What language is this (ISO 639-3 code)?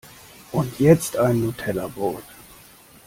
deu